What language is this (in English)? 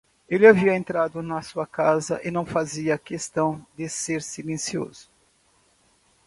Portuguese